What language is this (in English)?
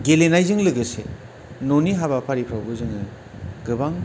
Bodo